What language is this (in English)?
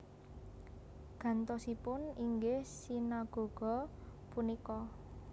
Javanese